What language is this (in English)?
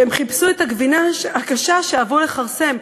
Hebrew